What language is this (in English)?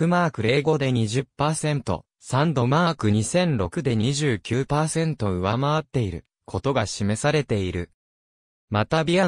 Japanese